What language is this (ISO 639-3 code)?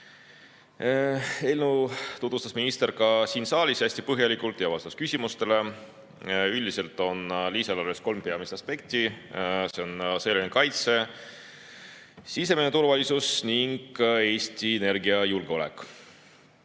est